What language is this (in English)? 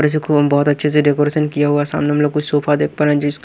Hindi